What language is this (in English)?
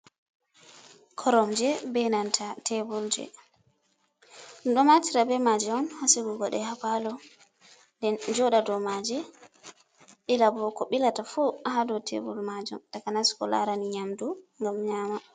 Fula